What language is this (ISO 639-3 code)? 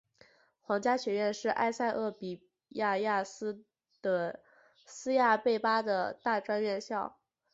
zho